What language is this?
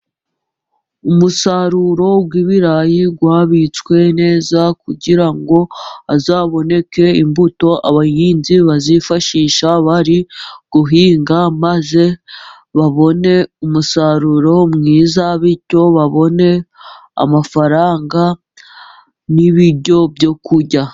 Kinyarwanda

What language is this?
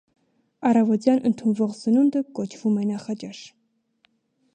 Armenian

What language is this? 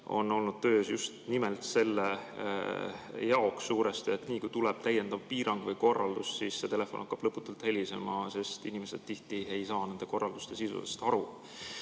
Estonian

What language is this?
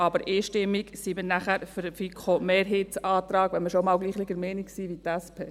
Swiss German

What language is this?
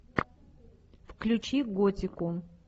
Russian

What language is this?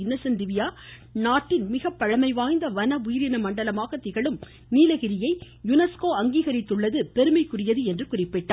Tamil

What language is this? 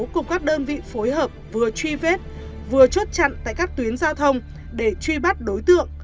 Vietnamese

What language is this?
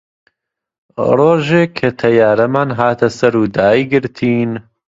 Central Kurdish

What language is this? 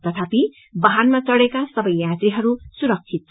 Nepali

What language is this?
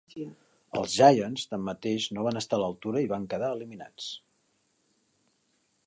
Catalan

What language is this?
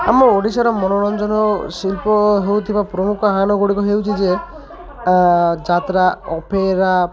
Odia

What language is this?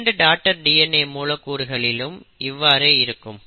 Tamil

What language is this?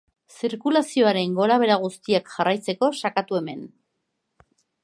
Basque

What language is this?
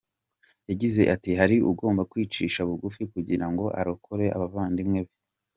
Kinyarwanda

